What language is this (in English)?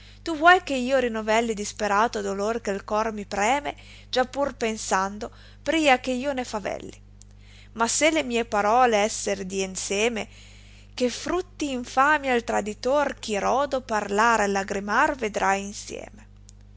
Italian